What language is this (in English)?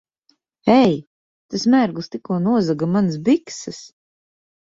Latvian